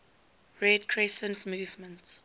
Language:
English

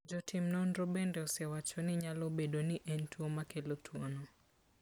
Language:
Luo (Kenya and Tanzania)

